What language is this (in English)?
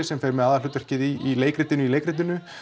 Icelandic